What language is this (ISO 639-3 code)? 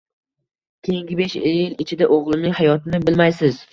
uzb